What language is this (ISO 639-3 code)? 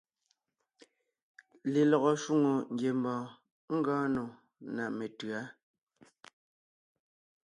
nnh